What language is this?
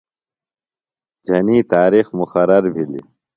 Phalura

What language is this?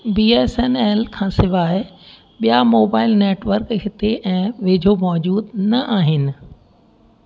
Sindhi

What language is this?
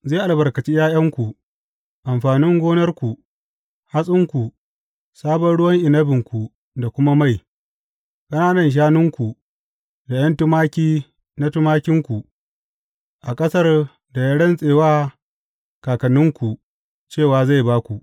Hausa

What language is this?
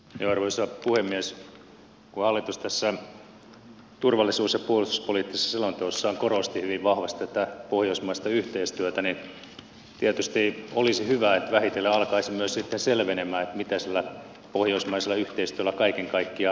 Finnish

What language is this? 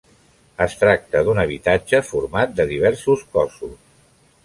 Catalan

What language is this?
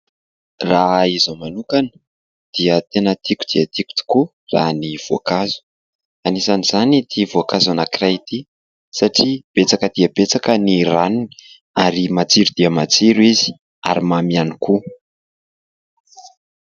Malagasy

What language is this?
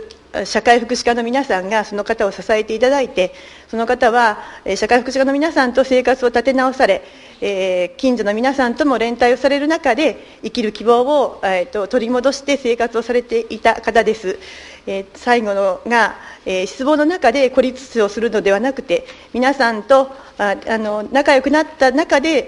Japanese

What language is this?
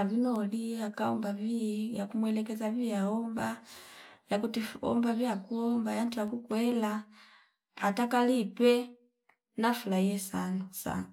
Fipa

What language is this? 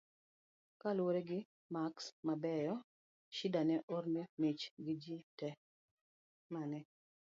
Luo (Kenya and Tanzania)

